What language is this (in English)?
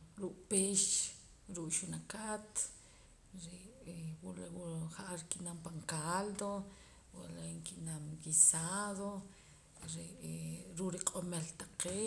Poqomam